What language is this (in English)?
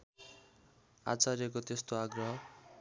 Nepali